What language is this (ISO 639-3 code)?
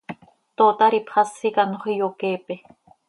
sei